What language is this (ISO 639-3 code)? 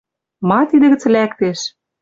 mrj